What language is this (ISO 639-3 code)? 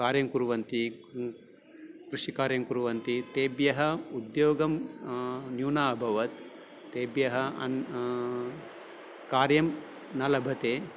san